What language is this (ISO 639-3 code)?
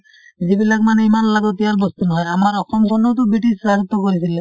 asm